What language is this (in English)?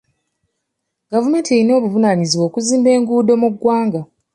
Ganda